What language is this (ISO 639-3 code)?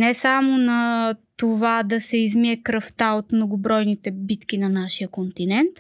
bul